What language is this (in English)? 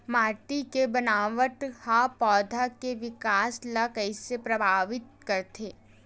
Chhattisgarhi